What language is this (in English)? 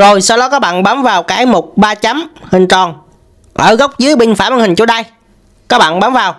Vietnamese